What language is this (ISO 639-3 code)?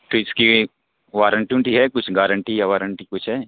urd